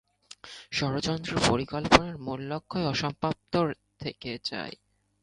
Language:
Bangla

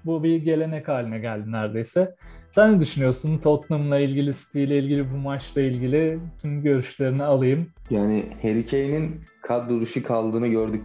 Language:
Turkish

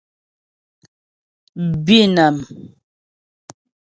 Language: Ghomala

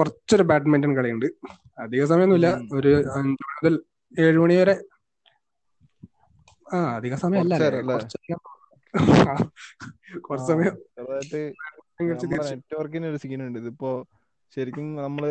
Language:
Malayalam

